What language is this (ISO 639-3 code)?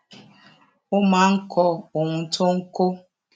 yor